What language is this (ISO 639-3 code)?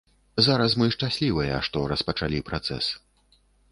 bel